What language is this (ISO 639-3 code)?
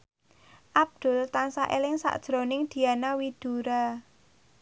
jav